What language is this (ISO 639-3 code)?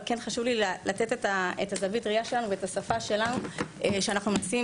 heb